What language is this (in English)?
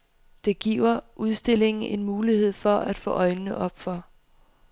Danish